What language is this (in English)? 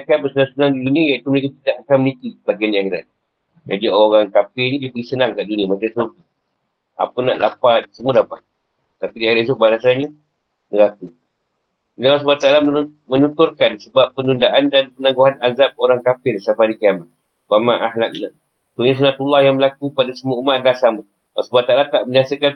Malay